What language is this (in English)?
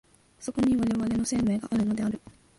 Japanese